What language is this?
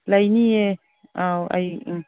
Manipuri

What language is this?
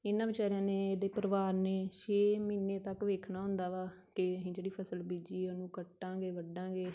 Punjabi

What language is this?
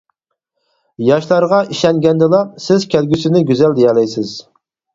Uyghur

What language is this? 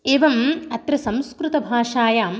Sanskrit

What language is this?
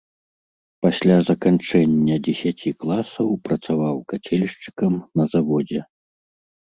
Belarusian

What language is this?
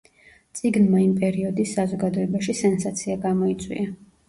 Georgian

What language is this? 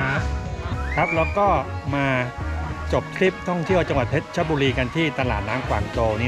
Thai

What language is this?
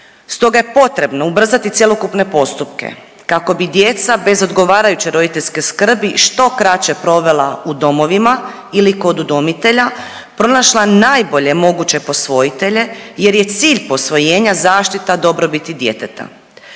Croatian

